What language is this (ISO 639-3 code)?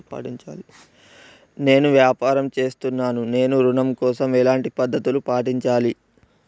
tel